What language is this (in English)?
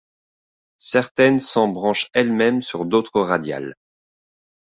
French